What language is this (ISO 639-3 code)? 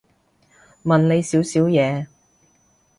yue